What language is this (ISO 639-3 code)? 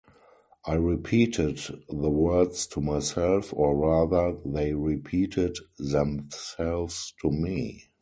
eng